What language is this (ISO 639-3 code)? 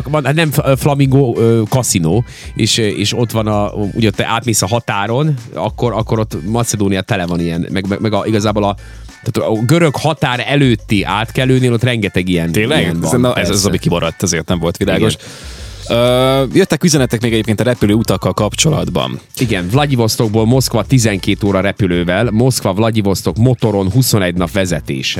hun